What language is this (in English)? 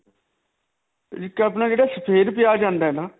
Punjabi